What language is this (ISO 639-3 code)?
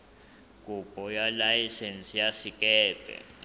sot